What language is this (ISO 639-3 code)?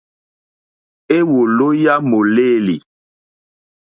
bri